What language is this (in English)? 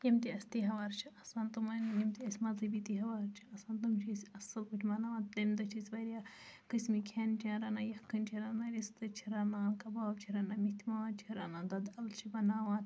Kashmiri